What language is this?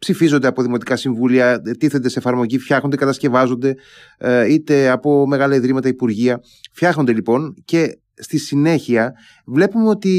Greek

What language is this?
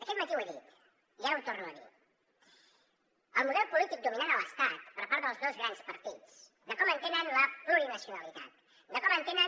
Catalan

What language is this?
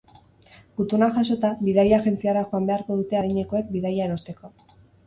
Basque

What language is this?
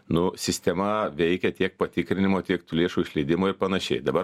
Lithuanian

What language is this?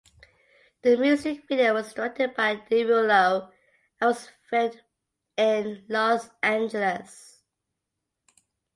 English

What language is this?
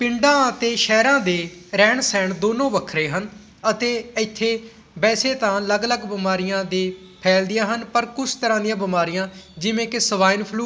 Punjabi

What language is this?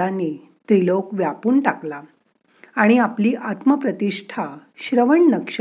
Marathi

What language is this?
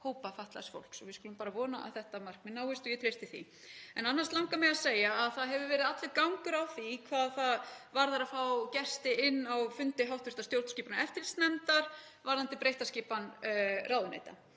Icelandic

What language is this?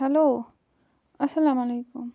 Kashmiri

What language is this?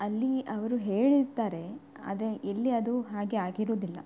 Kannada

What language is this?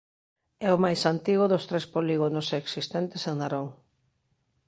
Galician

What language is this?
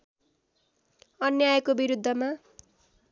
Nepali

